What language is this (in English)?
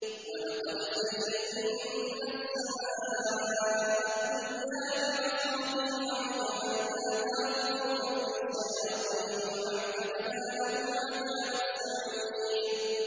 Arabic